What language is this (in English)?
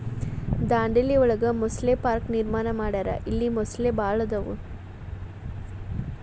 Kannada